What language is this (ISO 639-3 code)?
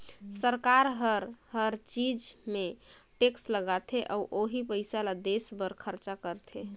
hne